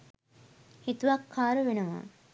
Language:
Sinhala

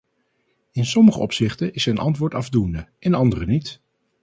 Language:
Dutch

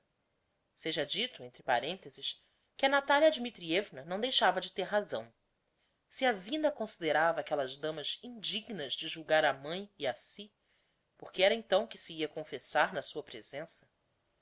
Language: Portuguese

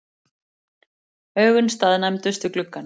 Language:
Icelandic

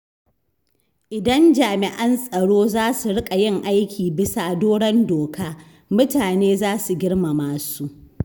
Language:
Hausa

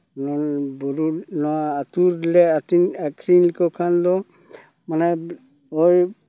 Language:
Santali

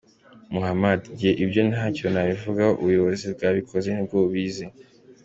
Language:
Kinyarwanda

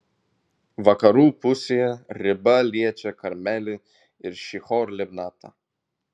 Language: Lithuanian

